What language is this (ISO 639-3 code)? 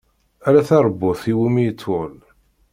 kab